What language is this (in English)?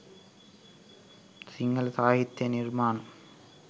Sinhala